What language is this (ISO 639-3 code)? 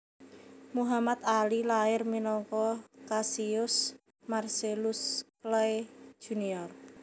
jav